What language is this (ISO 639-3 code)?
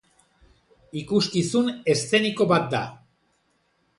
eus